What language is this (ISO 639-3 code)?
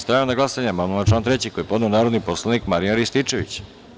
srp